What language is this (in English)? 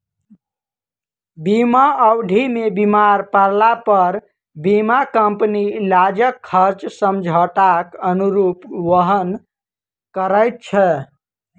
Maithili